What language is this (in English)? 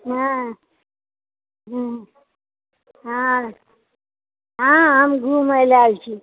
Maithili